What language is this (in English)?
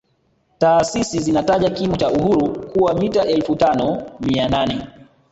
Swahili